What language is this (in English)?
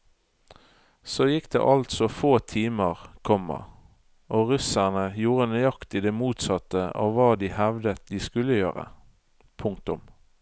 Norwegian